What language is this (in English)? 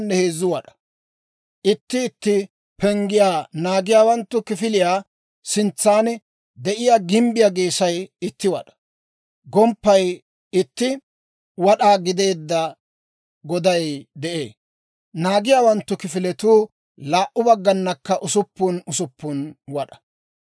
Dawro